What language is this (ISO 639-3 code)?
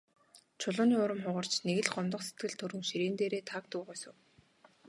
mon